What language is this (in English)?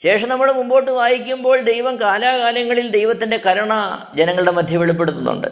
Malayalam